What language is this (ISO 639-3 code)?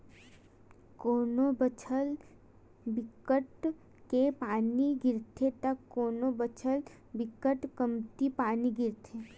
hne